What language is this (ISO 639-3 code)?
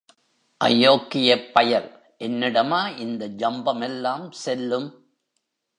tam